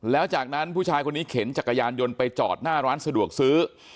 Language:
Thai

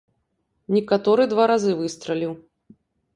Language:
Belarusian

